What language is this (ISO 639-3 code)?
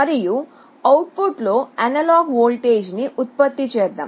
tel